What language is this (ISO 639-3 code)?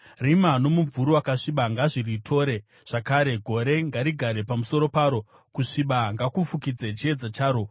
sna